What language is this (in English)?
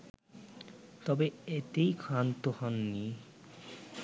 Bangla